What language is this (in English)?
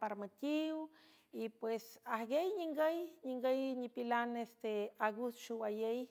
San Francisco Del Mar Huave